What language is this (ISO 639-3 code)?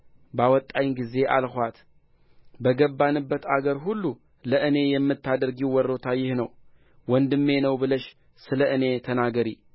amh